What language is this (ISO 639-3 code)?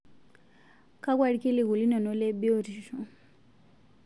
mas